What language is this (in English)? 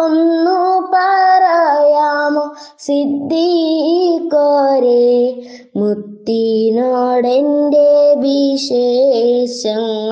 Malayalam